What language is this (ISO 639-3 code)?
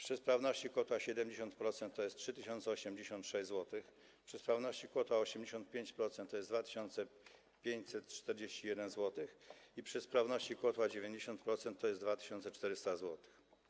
pol